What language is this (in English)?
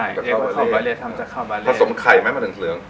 Thai